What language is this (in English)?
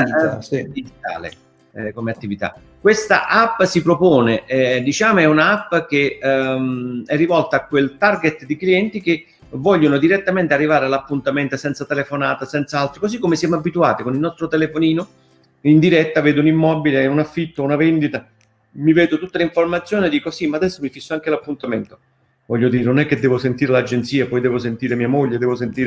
Italian